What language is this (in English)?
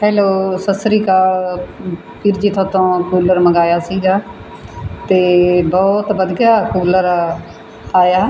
Punjabi